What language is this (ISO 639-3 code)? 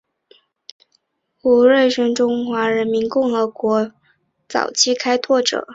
zho